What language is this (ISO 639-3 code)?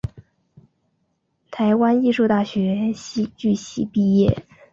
zho